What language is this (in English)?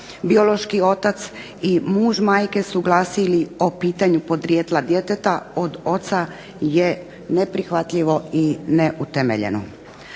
Croatian